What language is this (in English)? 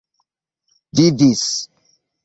Esperanto